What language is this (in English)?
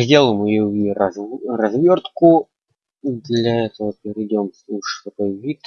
Russian